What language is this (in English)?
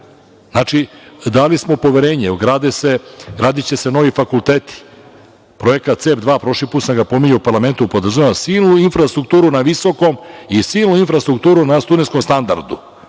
Serbian